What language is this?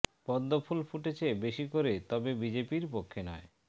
Bangla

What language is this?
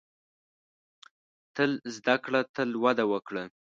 Pashto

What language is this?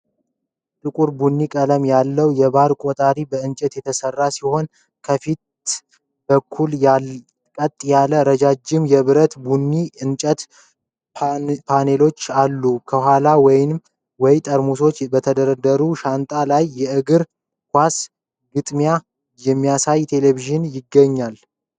Amharic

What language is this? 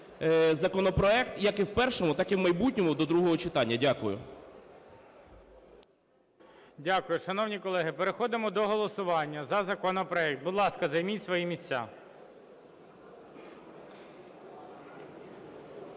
Ukrainian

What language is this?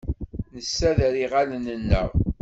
Kabyle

